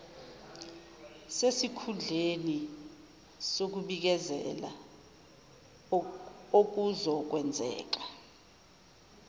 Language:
Zulu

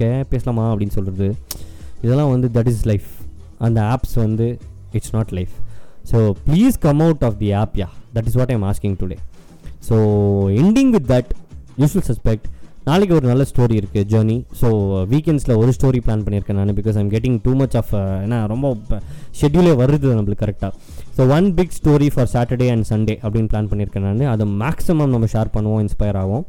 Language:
Tamil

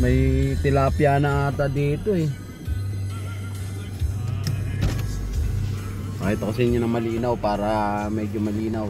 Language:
Filipino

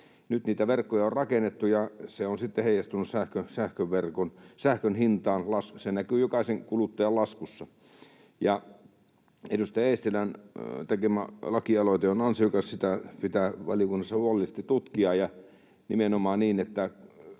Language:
Finnish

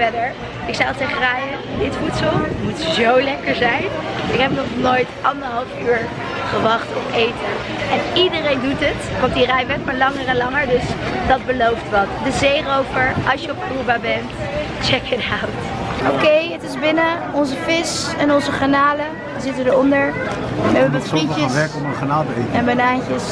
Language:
Dutch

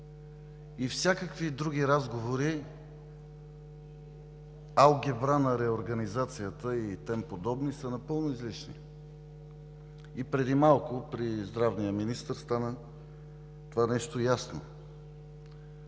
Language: Bulgarian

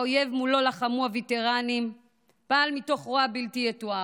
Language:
Hebrew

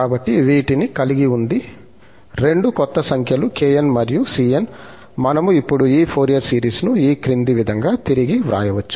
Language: Telugu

